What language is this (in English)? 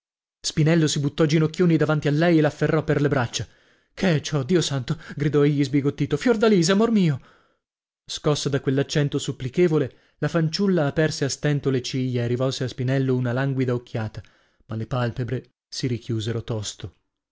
Italian